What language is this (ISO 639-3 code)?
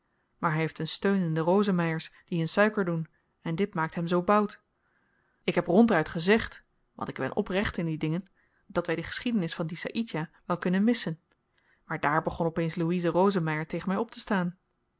nld